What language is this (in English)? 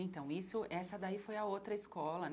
Portuguese